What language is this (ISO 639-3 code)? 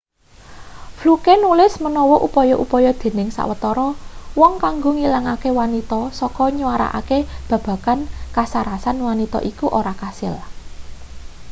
jav